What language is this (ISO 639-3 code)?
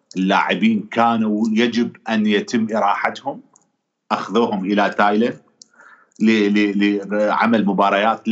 ara